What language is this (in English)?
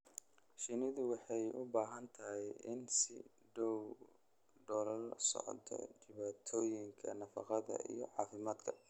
Somali